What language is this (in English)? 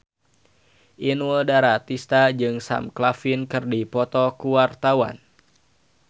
Sundanese